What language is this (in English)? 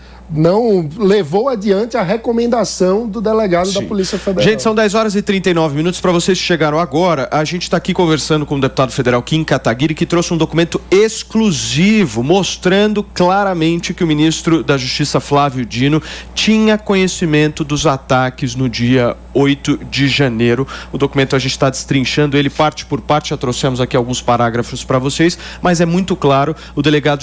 Portuguese